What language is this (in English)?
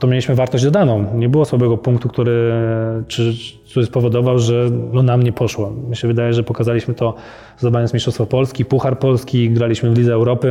Polish